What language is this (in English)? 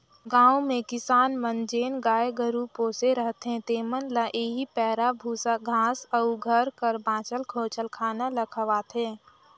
Chhattisgarhi